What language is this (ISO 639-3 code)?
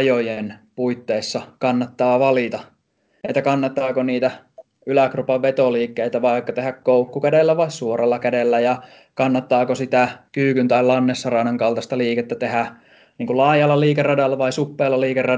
fin